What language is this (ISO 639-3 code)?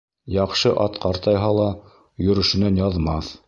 bak